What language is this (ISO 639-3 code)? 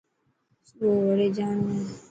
mki